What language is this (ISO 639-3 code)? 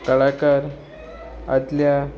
kok